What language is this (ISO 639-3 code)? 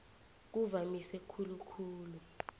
nbl